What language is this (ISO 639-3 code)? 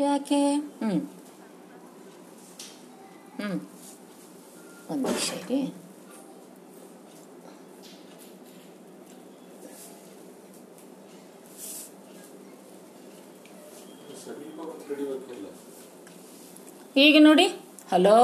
kan